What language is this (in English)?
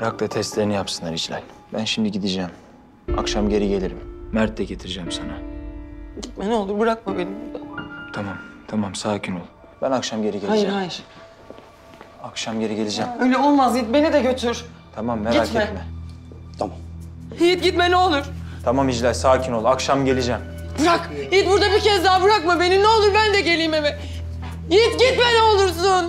Turkish